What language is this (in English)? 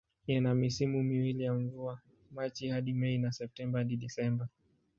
Swahili